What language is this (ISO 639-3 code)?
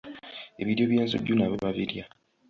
lug